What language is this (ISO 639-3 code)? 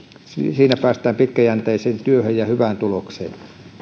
fin